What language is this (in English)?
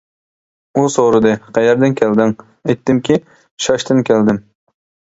Uyghur